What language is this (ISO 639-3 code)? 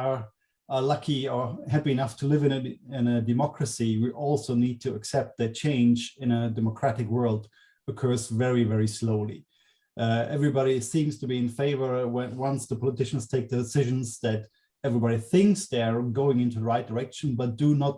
eng